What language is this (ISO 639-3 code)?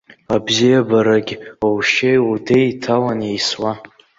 abk